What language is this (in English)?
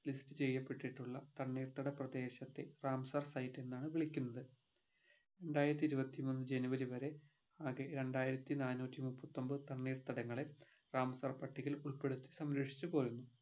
Malayalam